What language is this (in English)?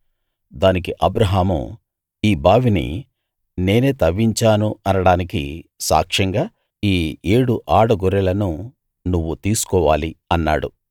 Telugu